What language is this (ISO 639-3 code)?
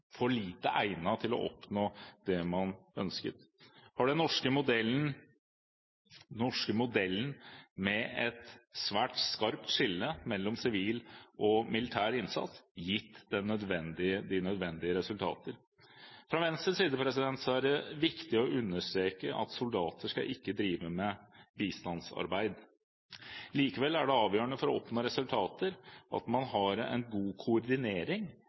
nob